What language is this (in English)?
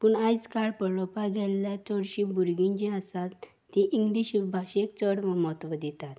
Konkani